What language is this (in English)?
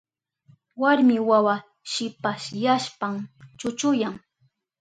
Southern Pastaza Quechua